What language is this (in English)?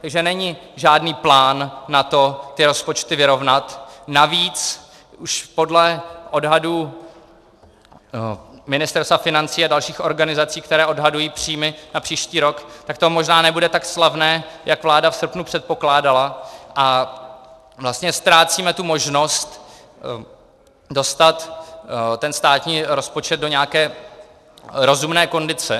Czech